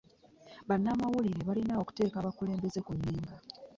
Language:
Ganda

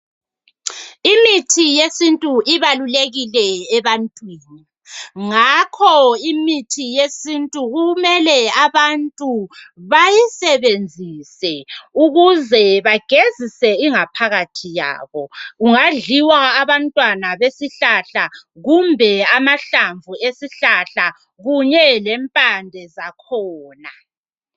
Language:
North Ndebele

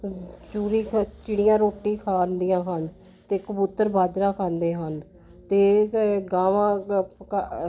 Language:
Punjabi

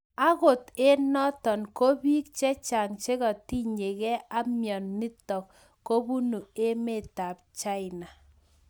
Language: Kalenjin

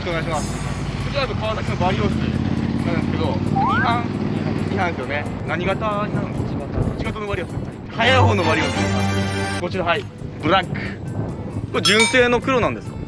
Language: Japanese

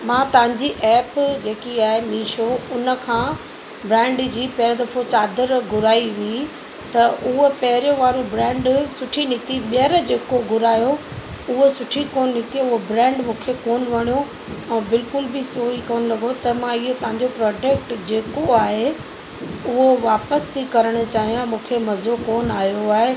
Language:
Sindhi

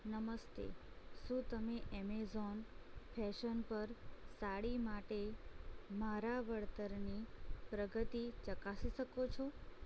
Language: Gujarati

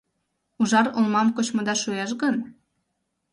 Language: Mari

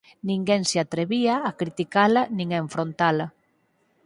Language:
Galician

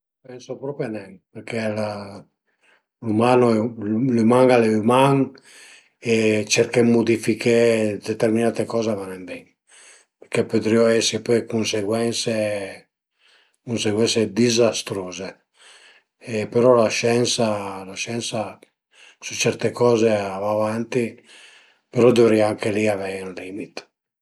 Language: Piedmontese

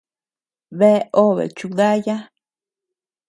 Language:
Tepeuxila Cuicatec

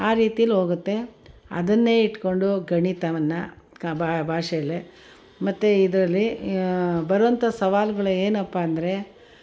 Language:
Kannada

